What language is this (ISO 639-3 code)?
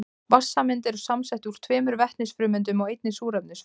isl